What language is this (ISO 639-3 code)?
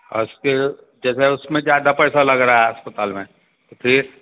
hin